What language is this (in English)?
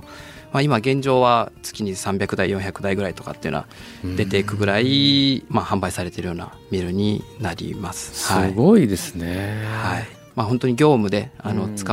Japanese